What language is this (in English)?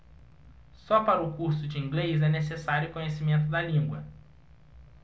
Portuguese